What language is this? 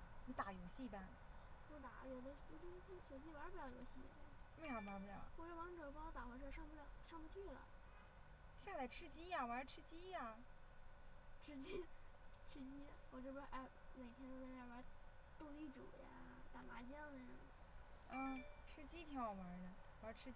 Chinese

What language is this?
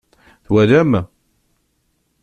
Kabyle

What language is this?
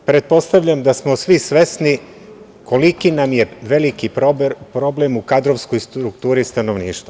Serbian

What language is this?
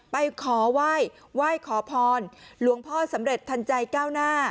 Thai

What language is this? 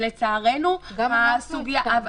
Hebrew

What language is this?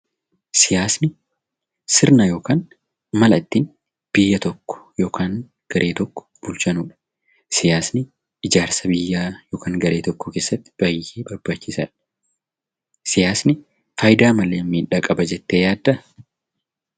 Oromo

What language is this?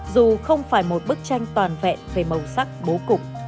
Vietnamese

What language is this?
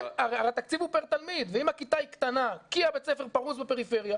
Hebrew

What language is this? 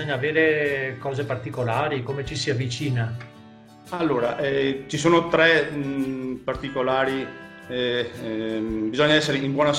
Italian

